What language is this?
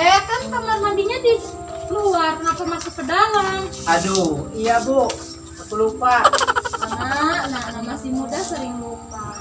Indonesian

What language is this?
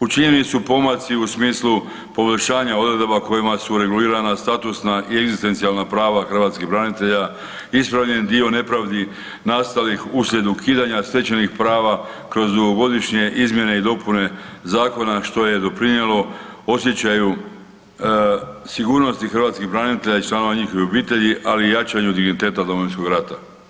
Croatian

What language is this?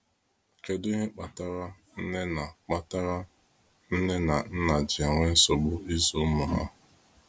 Igbo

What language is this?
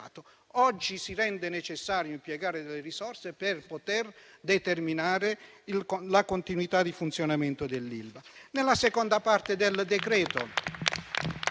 Italian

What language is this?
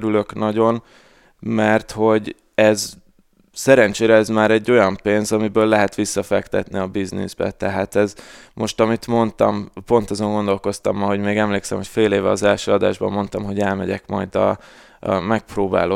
Hungarian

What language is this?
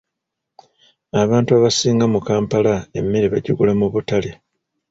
Ganda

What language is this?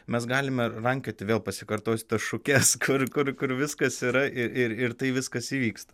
Lithuanian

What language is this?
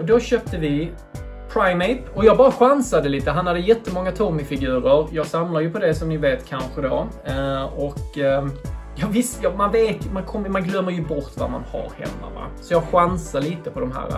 Swedish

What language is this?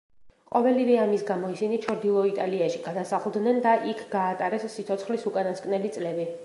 Georgian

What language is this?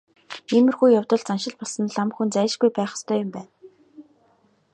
Mongolian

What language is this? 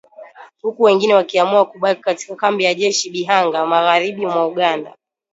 Swahili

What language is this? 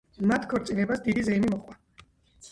Georgian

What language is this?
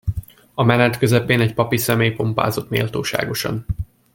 Hungarian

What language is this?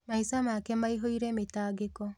Kikuyu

